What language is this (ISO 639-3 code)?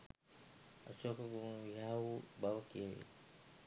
sin